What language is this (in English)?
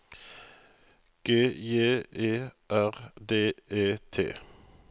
Norwegian